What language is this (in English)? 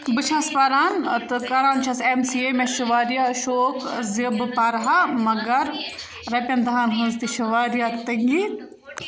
Kashmiri